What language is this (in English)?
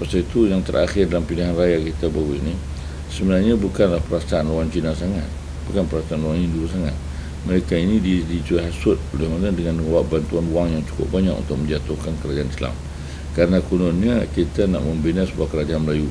Malay